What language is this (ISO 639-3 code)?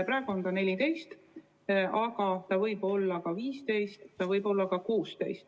est